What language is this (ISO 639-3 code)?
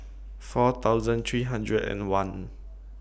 eng